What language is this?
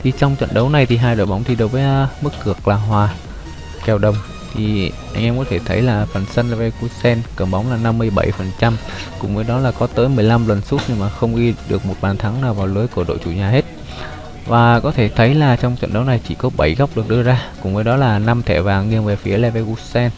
Vietnamese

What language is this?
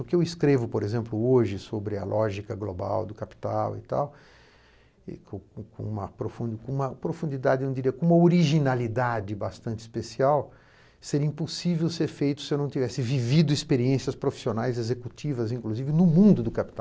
Portuguese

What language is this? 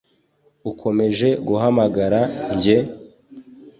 Kinyarwanda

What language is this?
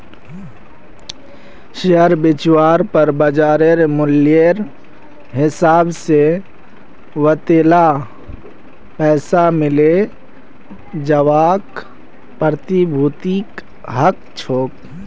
Magahi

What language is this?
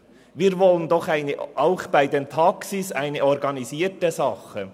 Swiss German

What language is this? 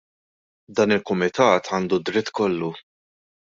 Maltese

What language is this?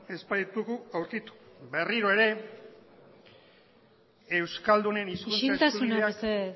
Basque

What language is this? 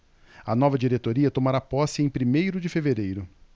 Portuguese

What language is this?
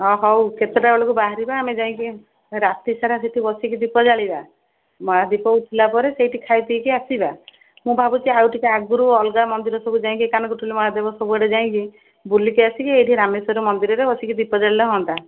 Odia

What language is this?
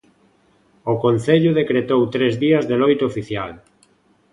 Galician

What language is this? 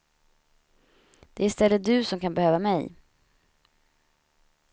Swedish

